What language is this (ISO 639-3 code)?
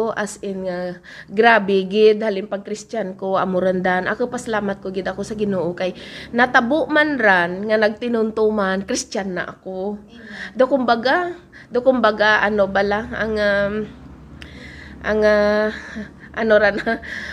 fil